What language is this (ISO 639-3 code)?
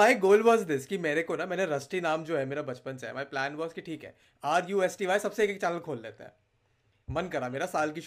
hin